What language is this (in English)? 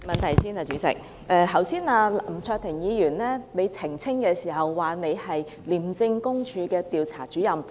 Cantonese